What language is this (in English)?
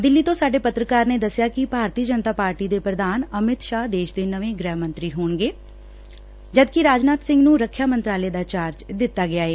Punjabi